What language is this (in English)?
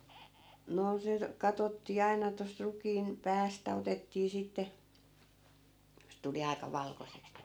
Finnish